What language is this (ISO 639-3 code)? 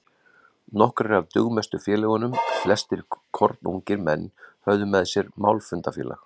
isl